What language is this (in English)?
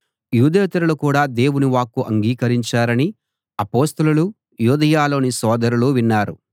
Telugu